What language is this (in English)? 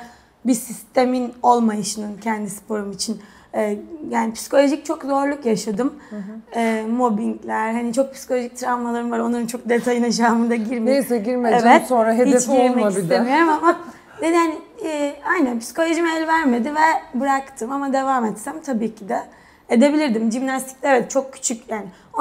Turkish